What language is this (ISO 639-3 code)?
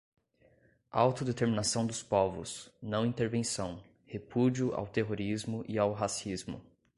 por